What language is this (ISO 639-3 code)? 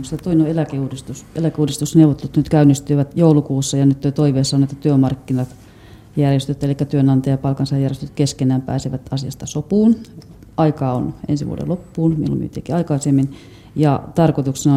fin